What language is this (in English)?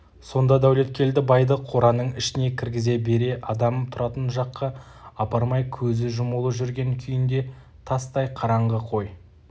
Kazakh